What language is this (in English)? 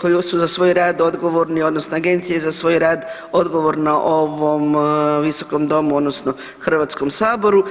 Croatian